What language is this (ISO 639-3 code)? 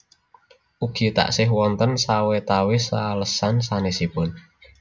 jav